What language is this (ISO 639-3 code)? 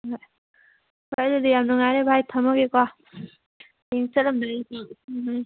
mni